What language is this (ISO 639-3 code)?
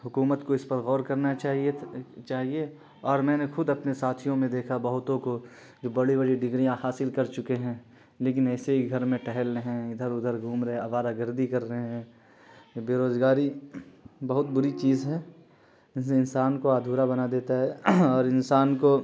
urd